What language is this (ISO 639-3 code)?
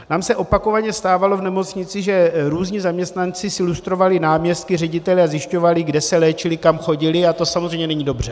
ces